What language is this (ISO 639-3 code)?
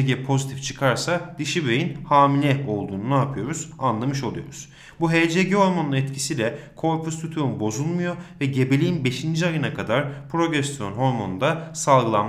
tur